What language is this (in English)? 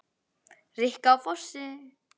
Icelandic